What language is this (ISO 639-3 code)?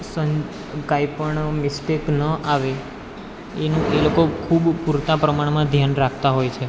guj